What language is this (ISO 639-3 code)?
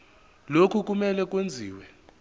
zul